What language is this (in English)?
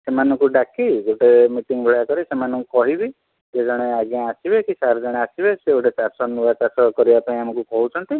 Odia